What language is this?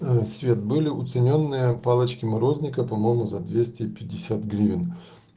Russian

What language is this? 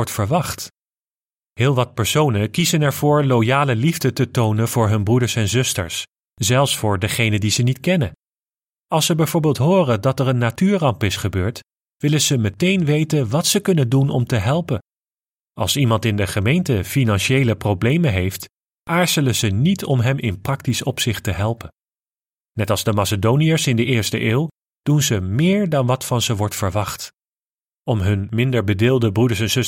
Dutch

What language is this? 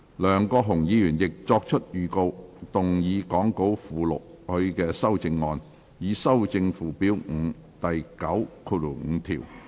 Cantonese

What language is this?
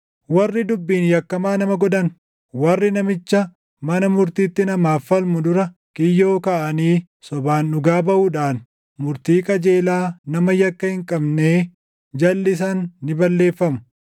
Oromo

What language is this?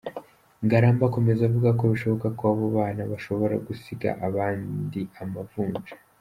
Kinyarwanda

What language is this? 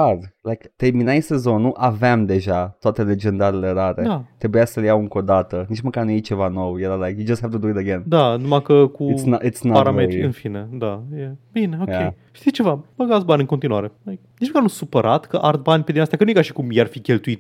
Romanian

